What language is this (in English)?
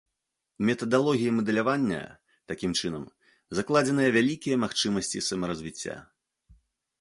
Belarusian